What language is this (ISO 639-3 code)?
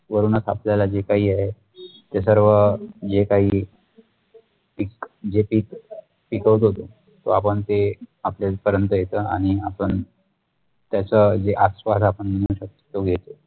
mar